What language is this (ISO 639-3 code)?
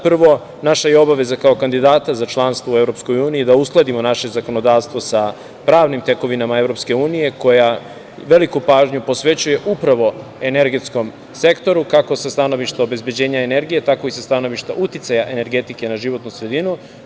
srp